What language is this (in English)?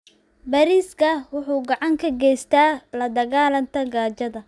Somali